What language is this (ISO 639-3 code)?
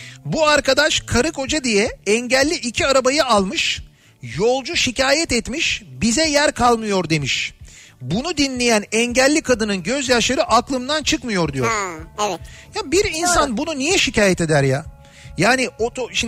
tur